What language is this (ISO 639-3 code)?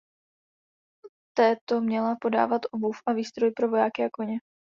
ces